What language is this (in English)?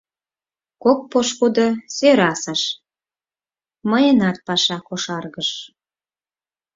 Mari